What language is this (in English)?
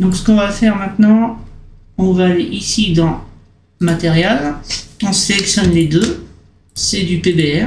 French